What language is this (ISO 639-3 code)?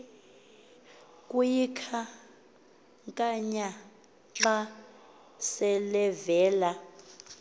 xho